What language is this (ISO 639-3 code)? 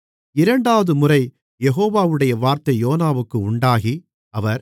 tam